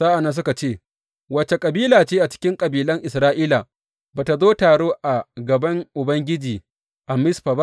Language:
Hausa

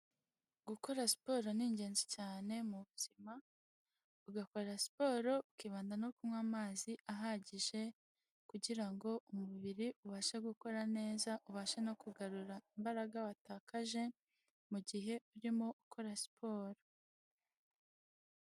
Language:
Kinyarwanda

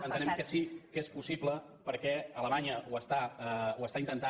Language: Catalan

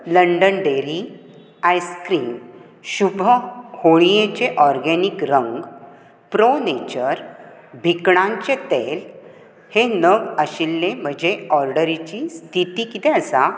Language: Konkani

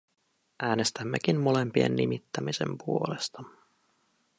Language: Finnish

